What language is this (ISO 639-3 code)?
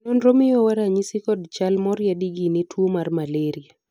luo